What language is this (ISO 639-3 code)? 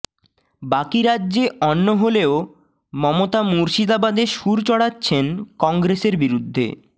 ben